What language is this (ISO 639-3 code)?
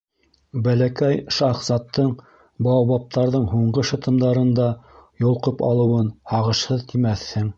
bak